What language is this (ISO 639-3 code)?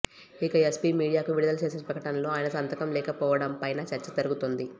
tel